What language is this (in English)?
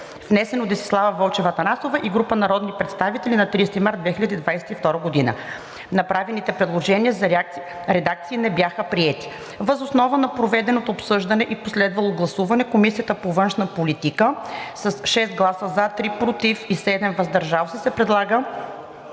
Bulgarian